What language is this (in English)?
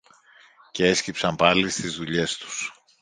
Greek